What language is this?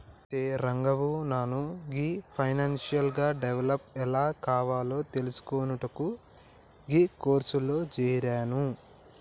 Telugu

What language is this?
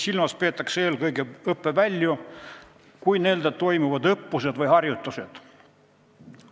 Estonian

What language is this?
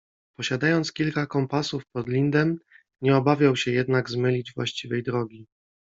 Polish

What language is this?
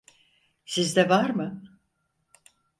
Turkish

